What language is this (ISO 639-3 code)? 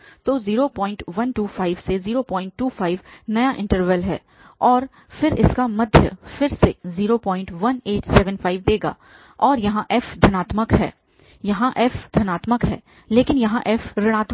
hin